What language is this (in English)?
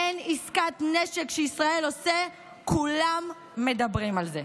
Hebrew